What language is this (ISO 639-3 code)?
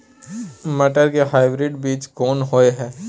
mai